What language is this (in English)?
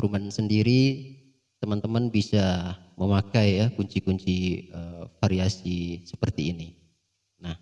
Indonesian